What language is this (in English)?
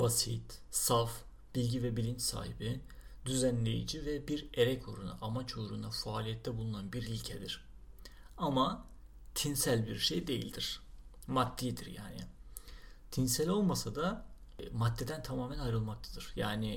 Turkish